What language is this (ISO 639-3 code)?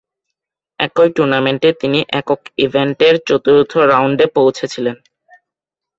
ben